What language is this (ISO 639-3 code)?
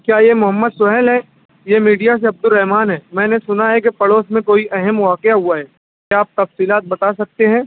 urd